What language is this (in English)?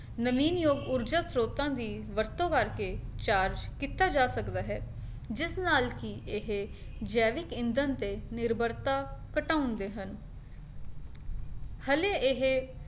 Punjabi